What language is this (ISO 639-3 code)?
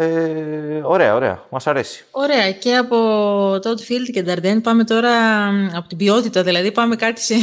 ell